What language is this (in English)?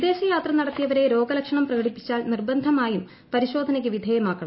Malayalam